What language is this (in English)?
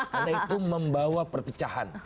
Indonesian